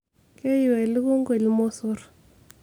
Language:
Masai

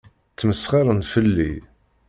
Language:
Kabyle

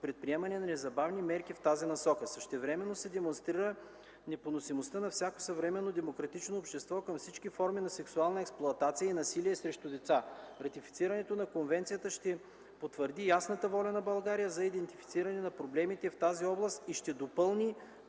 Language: Bulgarian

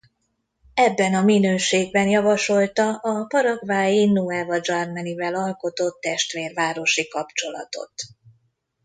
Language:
Hungarian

